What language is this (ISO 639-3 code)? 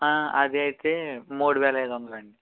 tel